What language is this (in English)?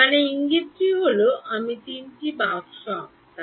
Bangla